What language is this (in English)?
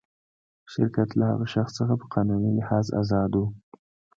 Pashto